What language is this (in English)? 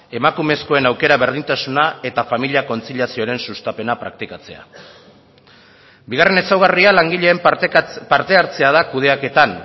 Basque